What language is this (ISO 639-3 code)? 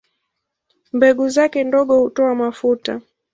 swa